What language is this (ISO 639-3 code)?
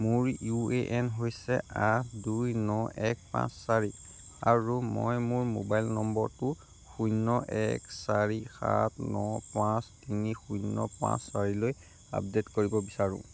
asm